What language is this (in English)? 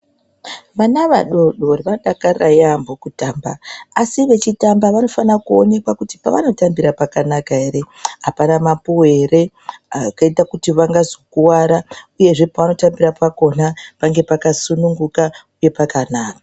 Ndau